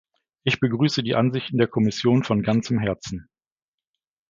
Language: German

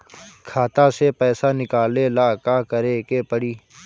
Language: Bhojpuri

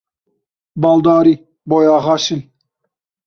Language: Kurdish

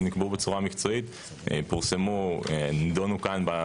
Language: Hebrew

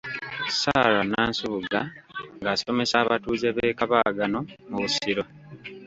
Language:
Ganda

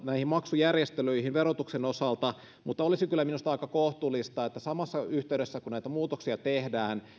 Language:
Finnish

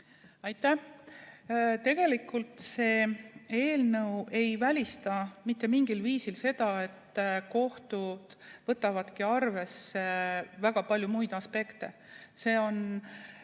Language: Estonian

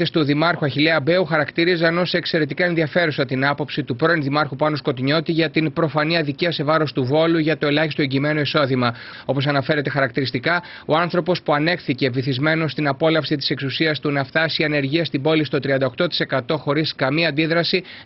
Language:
Greek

